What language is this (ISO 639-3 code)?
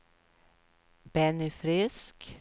swe